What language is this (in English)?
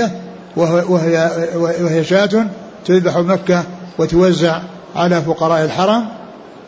Arabic